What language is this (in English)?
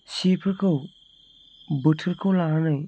Bodo